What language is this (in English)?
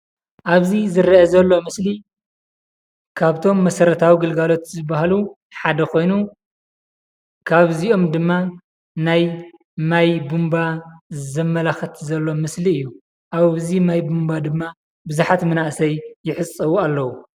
Tigrinya